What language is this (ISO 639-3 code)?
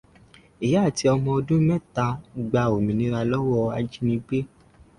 yor